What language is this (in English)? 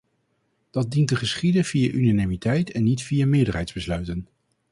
Dutch